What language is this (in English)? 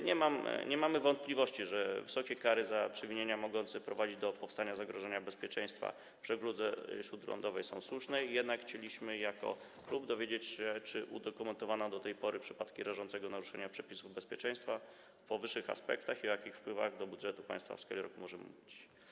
Polish